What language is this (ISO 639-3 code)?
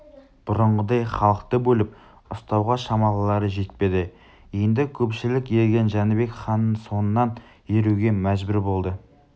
kaz